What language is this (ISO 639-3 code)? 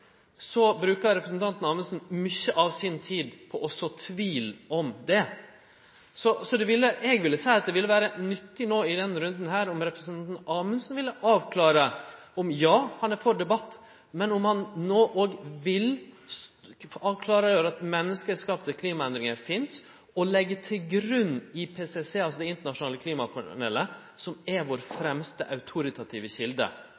nno